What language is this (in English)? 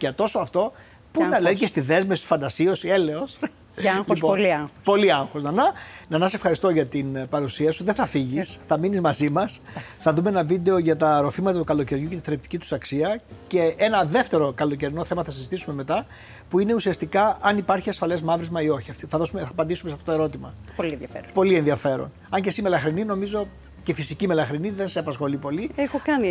Greek